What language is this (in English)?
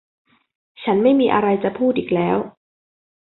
Thai